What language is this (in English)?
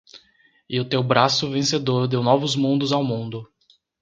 Portuguese